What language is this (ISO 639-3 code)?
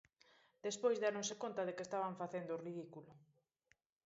glg